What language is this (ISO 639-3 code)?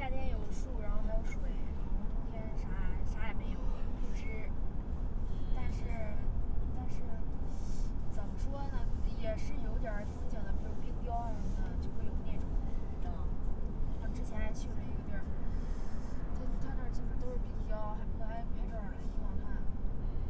zho